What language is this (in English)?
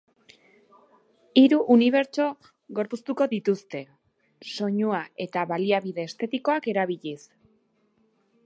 Basque